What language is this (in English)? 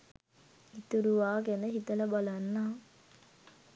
Sinhala